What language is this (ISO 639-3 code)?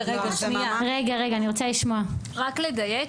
heb